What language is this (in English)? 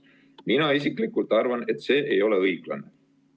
Estonian